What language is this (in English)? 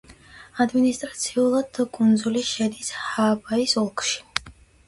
Georgian